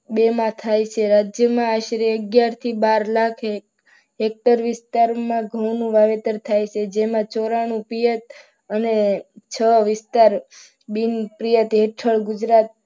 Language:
Gujarati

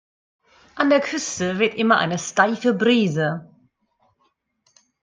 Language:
German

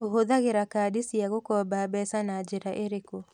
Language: Kikuyu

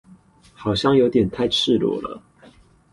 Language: Chinese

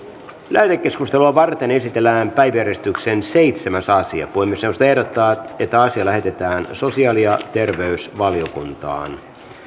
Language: Finnish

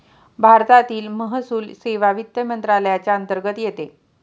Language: Marathi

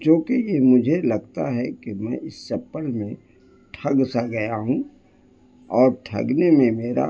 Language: Urdu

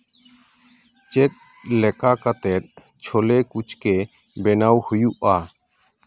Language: Santali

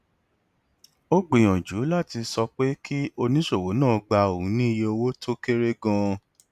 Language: Yoruba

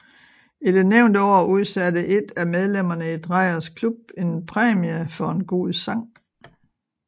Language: Danish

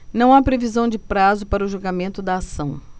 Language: Portuguese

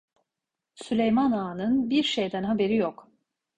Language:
Turkish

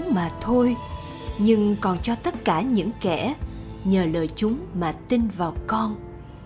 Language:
Vietnamese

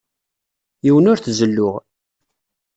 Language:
Kabyle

